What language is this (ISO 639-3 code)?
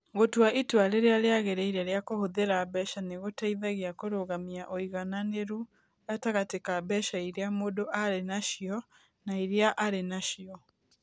kik